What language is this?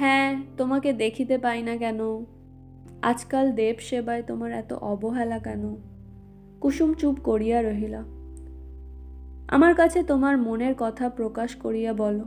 Bangla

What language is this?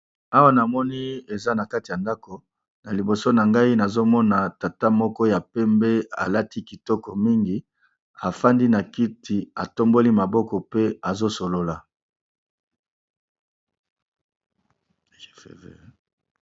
Lingala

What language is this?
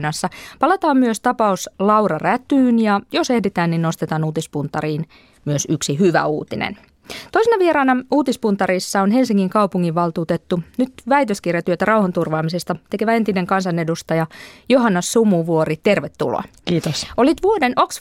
Finnish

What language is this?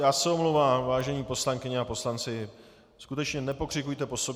Czech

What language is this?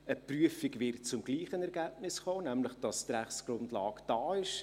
Swiss German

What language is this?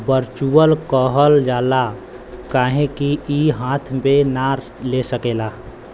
Bhojpuri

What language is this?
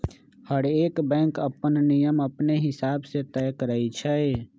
Magahi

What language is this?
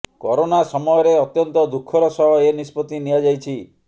Odia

